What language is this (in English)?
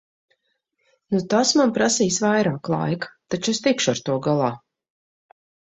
Latvian